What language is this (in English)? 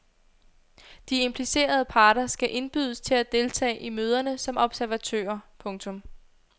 Danish